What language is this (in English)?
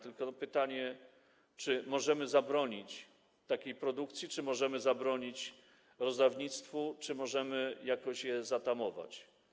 Polish